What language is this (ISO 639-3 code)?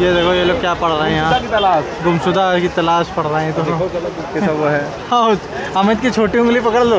hin